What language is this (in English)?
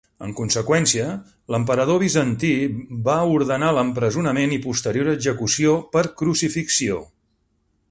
Catalan